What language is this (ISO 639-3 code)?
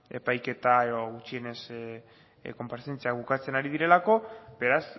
eus